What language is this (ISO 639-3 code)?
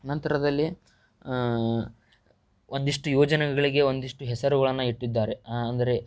kan